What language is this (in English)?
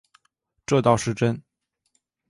Chinese